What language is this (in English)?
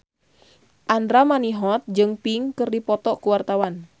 Sundanese